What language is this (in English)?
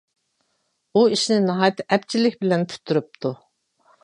Uyghur